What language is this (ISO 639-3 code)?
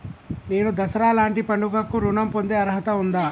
tel